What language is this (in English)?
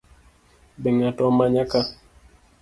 Luo (Kenya and Tanzania)